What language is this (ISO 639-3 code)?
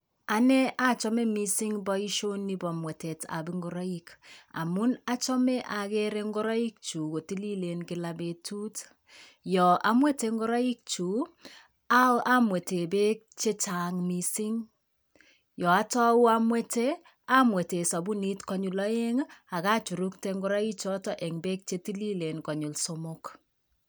kln